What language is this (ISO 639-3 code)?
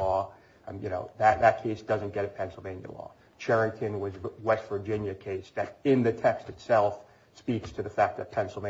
eng